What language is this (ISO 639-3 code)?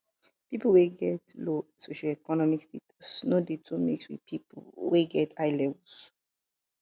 pcm